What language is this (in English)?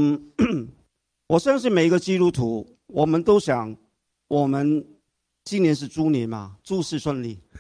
Chinese